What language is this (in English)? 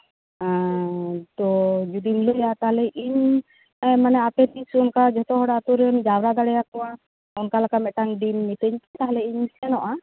Santali